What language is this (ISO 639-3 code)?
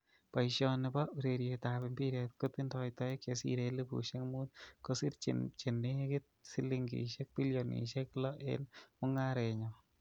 kln